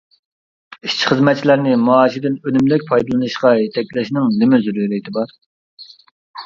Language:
Uyghur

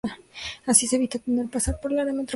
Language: Spanish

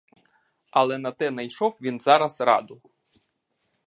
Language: Ukrainian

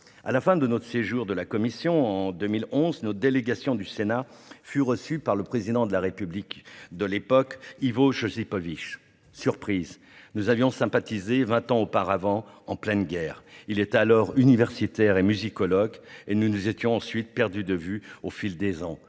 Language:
French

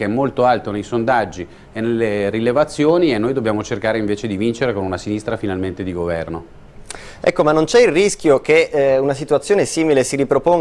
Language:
Italian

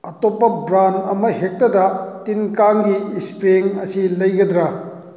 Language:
Manipuri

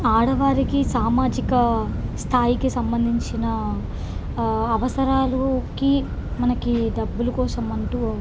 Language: Telugu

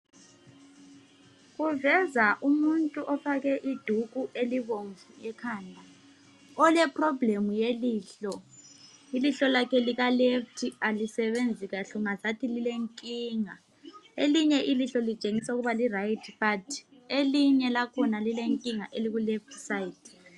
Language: North Ndebele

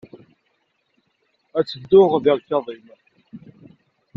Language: Kabyle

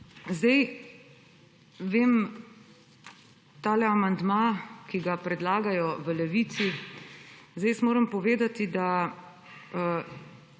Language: Slovenian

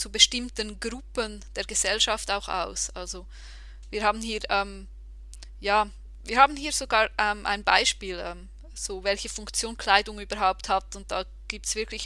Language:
German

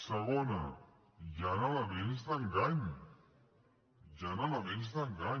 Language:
Catalan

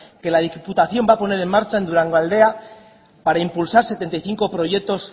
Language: Spanish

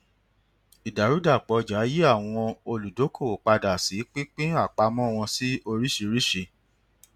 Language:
Yoruba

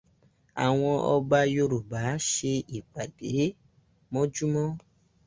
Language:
Yoruba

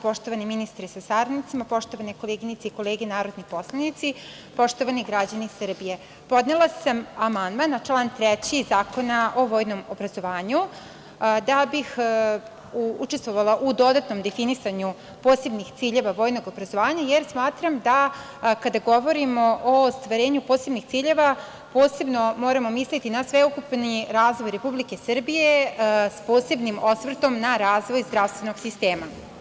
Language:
Serbian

